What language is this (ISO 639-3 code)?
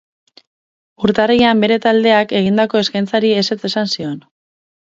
eus